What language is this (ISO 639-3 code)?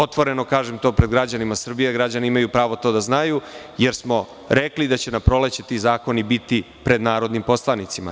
srp